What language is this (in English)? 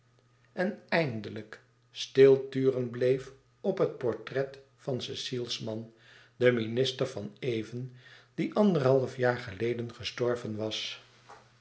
Dutch